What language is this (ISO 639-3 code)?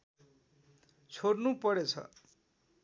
nep